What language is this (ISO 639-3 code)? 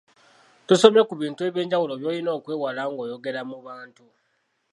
lug